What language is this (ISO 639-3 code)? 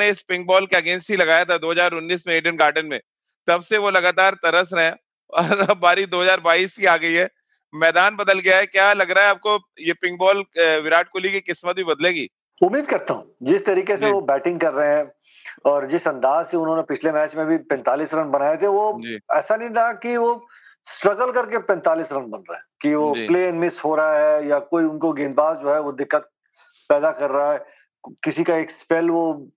hin